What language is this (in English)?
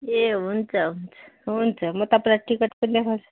Nepali